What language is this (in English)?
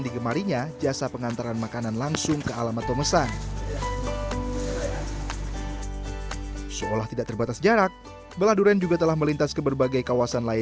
Indonesian